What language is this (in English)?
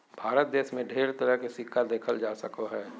Magahi